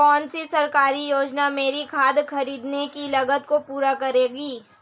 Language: Hindi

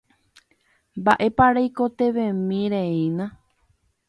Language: Guarani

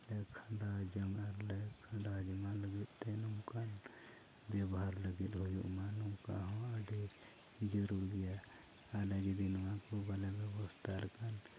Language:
Santali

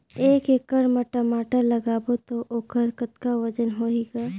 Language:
Chhattisgarhi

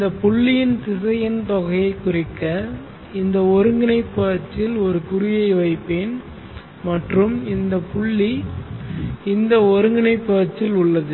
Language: Tamil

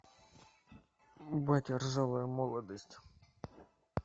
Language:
Russian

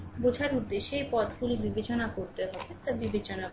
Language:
Bangla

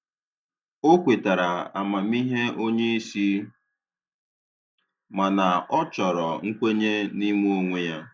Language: Igbo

